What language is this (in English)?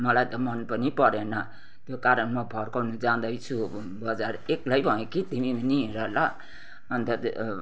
Nepali